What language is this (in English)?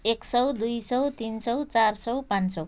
Nepali